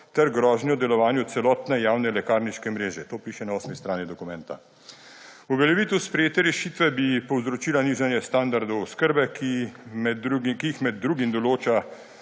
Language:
Slovenian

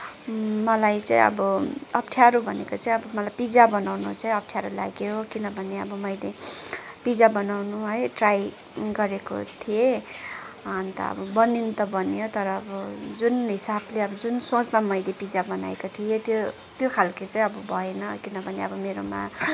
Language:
Nepali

